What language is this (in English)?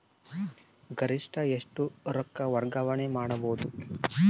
Kannada